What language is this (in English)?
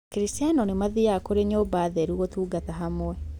Kikuyu